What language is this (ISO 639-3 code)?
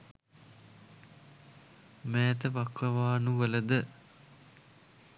sin